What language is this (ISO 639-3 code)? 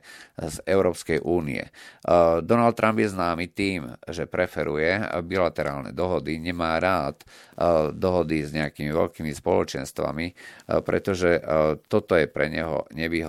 slk